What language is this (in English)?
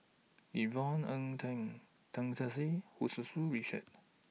English